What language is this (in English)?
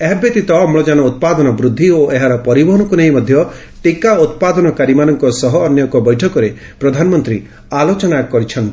Odia